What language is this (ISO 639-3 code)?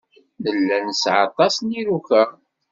kab